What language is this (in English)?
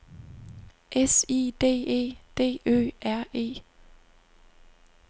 Danish